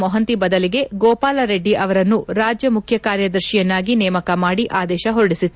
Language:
Kannada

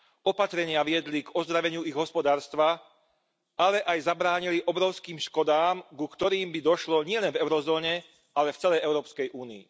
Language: Slovak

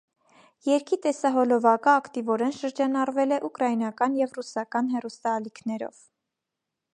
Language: Armenian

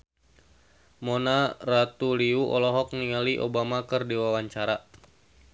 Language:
Sundanese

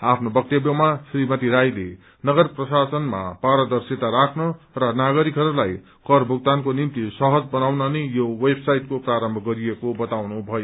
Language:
Nepali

